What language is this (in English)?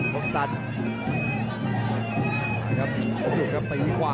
Thai